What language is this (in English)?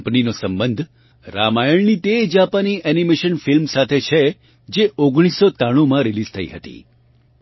Gujarati